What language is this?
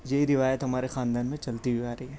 Urdu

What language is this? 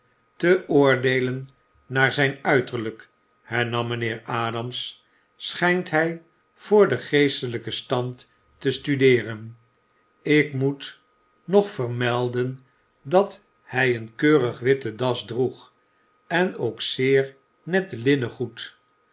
Dutch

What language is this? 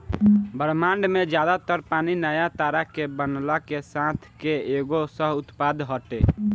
Bhojpuri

